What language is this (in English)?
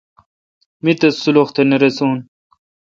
Kalkoti